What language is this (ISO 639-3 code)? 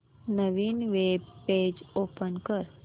mar